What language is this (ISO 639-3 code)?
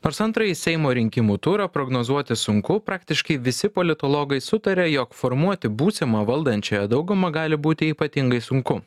lit